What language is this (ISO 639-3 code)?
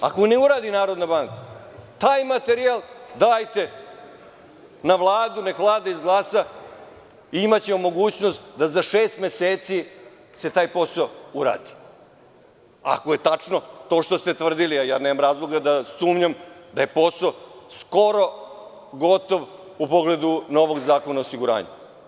srp